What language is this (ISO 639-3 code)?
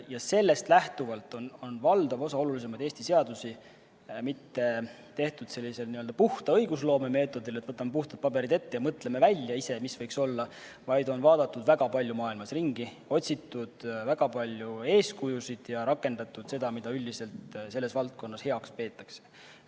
est